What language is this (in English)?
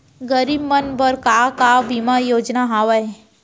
Chhattisgarhi